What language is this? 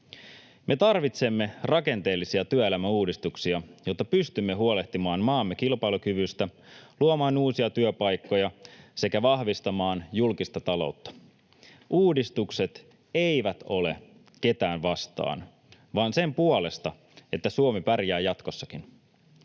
Finnish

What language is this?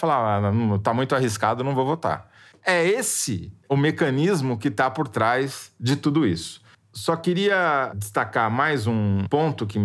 Portuguese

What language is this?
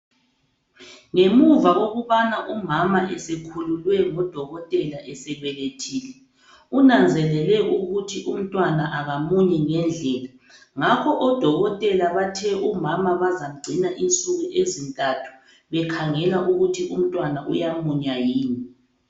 North Ndebele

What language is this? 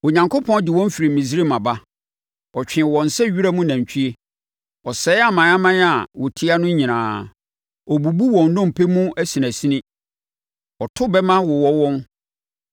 Akan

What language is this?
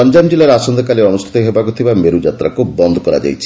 Odia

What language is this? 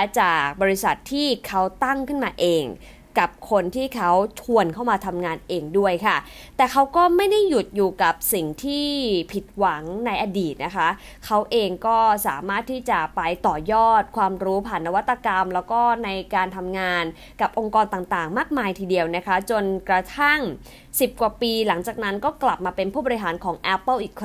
Thai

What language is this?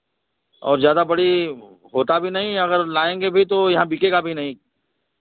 Hindi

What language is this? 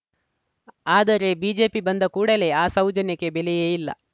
Kannada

